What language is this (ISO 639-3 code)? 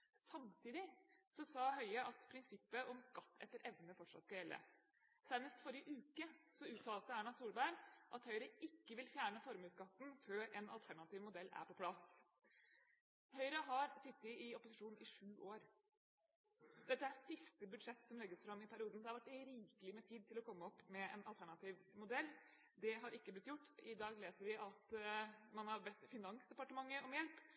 nob